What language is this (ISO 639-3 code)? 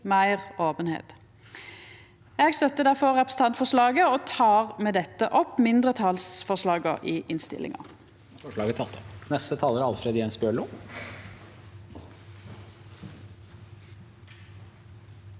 nor